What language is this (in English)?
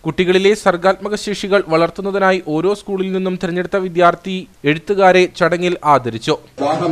Malayalam